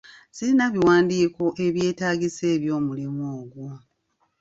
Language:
Ganda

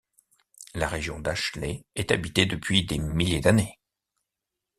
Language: French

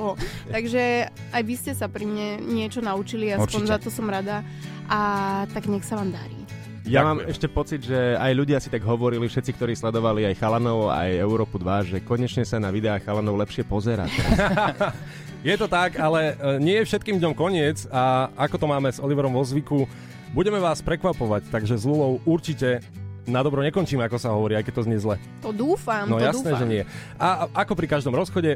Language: Slovak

